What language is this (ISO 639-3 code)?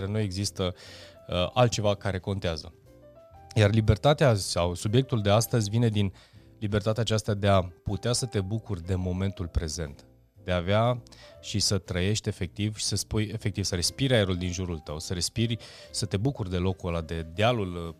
ron